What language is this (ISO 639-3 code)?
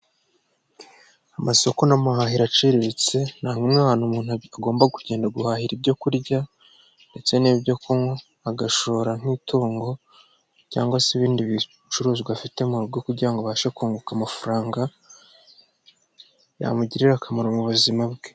kin